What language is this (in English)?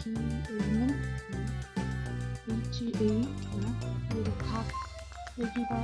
Korean